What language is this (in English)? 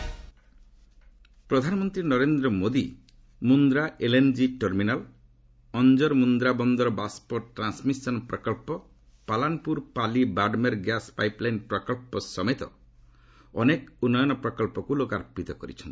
Odia